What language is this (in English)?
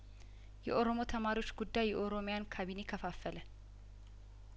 Amharic